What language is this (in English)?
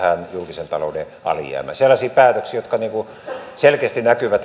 Finnish